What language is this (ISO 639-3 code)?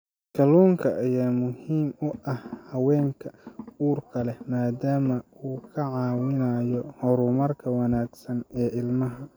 som